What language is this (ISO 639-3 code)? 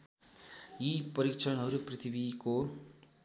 nep